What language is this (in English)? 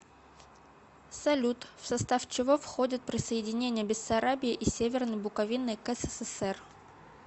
Russian